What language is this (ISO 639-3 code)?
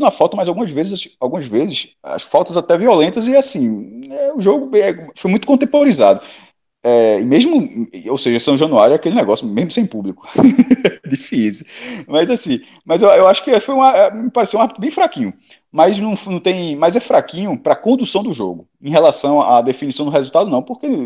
por